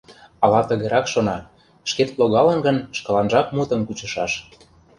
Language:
Mari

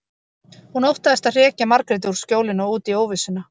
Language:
Icelandic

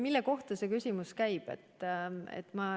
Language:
Estonian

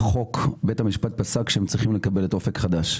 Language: Hebrew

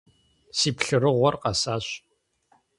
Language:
Kabardian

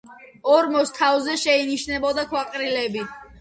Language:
Georgian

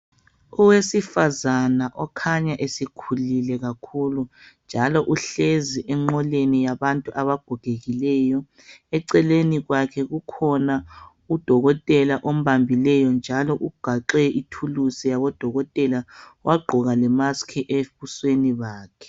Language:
North Ndebele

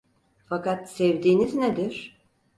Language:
Turkish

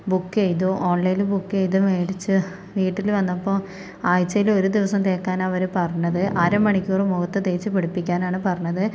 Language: Malayalam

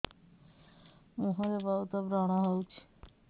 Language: Odia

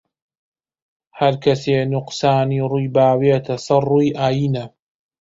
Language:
Central Kurdish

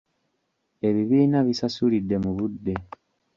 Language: Ganda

